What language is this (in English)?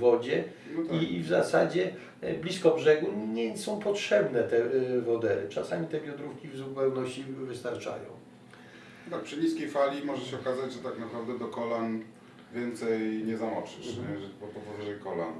Polish